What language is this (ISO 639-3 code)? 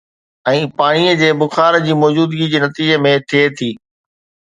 snd